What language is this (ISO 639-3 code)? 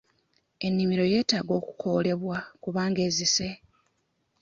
lug